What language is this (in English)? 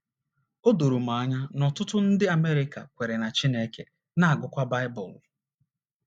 Igbo